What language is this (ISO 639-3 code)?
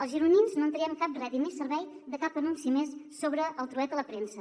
cat